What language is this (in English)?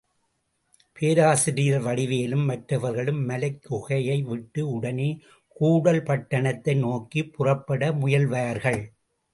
Tamil